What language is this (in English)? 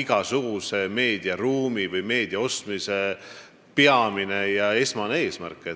Estonian